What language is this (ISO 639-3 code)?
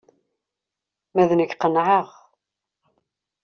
kab